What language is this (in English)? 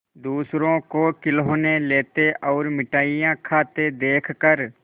Hindi